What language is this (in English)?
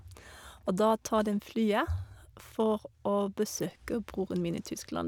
Norwegian